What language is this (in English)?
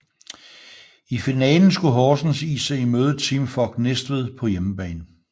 Danish